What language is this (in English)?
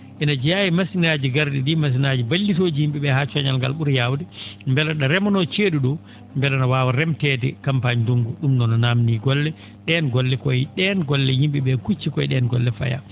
Fula